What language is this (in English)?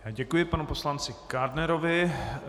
Czech